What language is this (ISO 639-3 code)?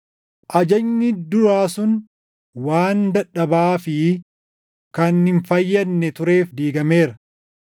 orm